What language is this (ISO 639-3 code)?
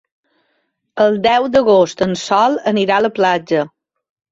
cat